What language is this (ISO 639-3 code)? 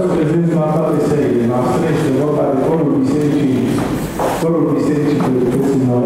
ara